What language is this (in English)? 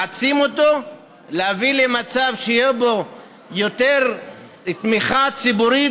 Hebrew